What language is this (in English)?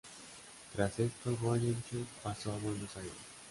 Spanish